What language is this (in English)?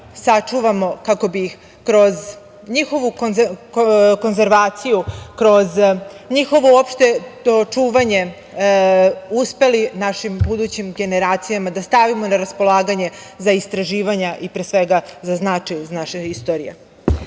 Serbian